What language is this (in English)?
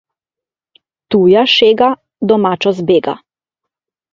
Slovenian